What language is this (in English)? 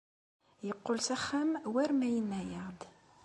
Kabyle